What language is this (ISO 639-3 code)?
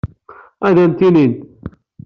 kab